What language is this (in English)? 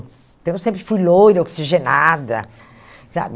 Portuguese